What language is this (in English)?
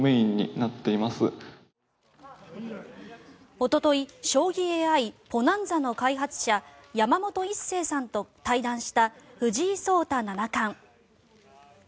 Japanese